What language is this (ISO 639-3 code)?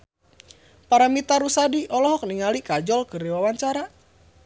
sun